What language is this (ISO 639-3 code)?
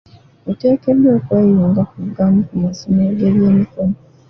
lug